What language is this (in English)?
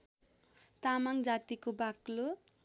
Nepali